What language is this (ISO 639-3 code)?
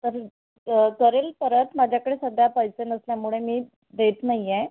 mar